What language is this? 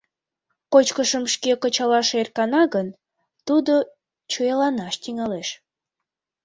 Mari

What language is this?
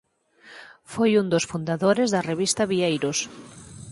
Galician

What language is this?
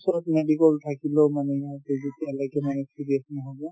Assamese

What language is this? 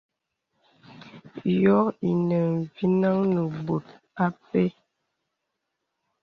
Bebele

